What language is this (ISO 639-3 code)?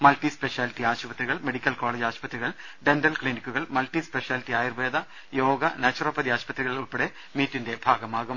mal